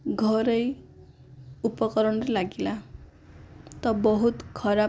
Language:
Odia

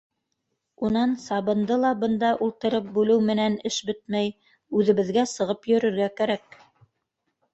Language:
Bashkir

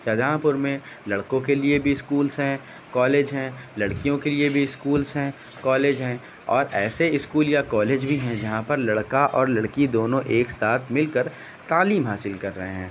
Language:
Urdu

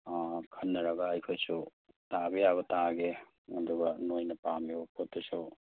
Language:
Manipuri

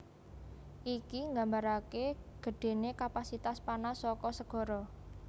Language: Javanese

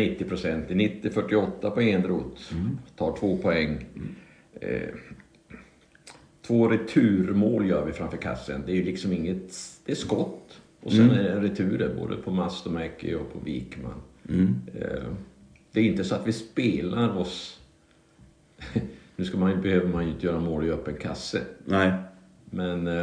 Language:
Swedish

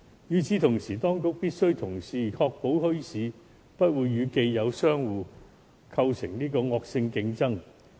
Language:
Cantonese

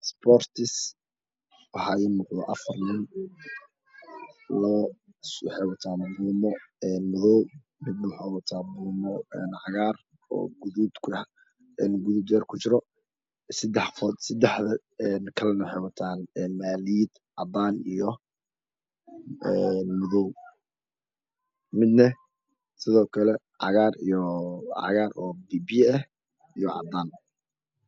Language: Somali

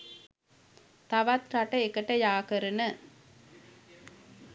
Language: Sinhala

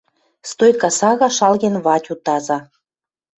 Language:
Western Mari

